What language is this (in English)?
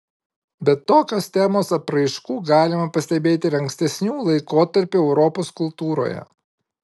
Lithuanian